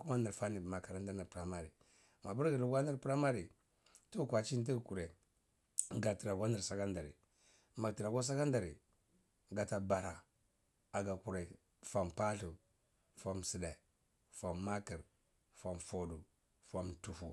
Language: Cibak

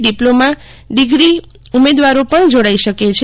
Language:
Gujarati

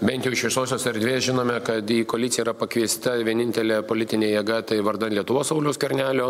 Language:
Lithuanian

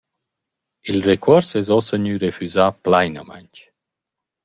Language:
Romansh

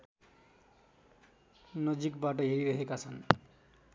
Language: Nepali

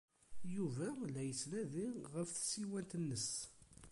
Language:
Kabyle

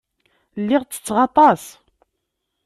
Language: Kabyle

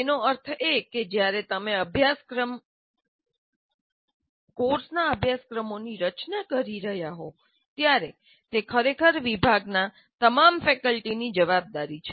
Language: Gujarati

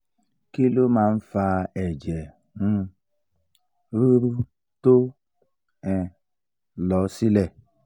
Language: Yoruba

